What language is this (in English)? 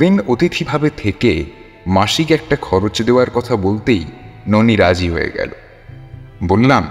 Bangla